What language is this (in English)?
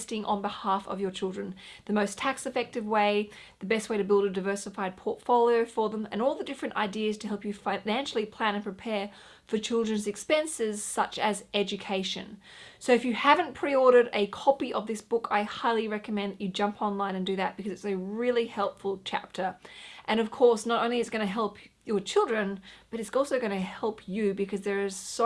English